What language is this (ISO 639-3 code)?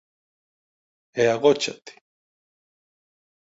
glg